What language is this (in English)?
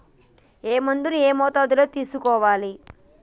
Telugu